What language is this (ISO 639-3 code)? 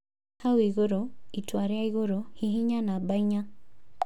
kik